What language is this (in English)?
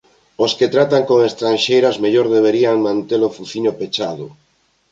Galician